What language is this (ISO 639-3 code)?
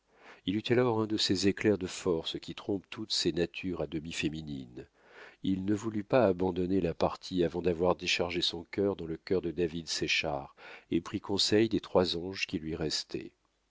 fra